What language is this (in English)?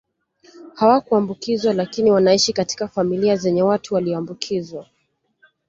Swahili